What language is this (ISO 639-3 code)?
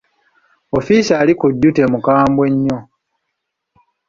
lug